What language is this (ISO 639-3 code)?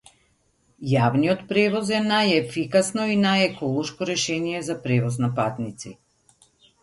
mkd